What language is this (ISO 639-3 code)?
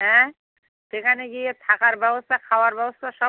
ben